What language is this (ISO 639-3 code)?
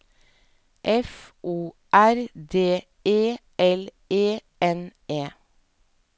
nor